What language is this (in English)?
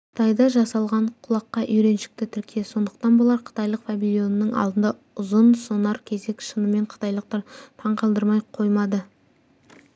Kazakh